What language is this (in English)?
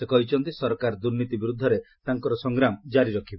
Odia